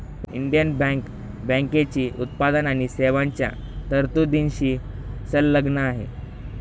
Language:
Marathi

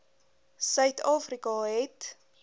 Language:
Afrikaans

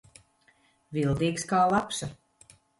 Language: Latvian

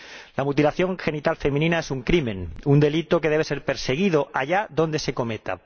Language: Spanish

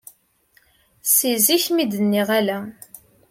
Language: Kabyle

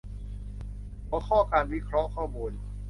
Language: Thai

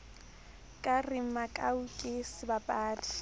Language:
Southern Sotho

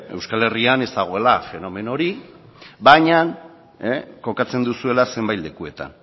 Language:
Basque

